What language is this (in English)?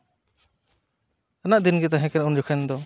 Santali